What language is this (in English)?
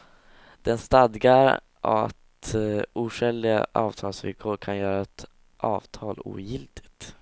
Swedish